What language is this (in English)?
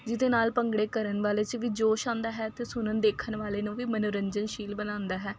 Punjabi